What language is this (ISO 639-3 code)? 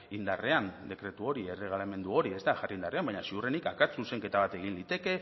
eus